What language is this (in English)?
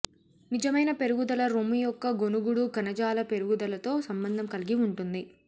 Telugu